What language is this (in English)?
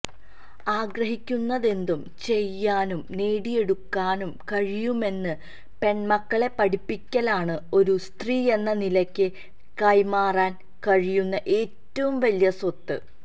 Malayalam